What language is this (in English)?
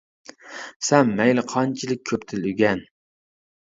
Uyghur